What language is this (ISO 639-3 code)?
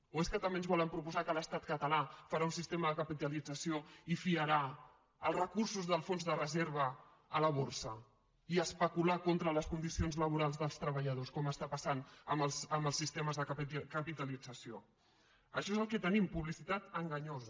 cat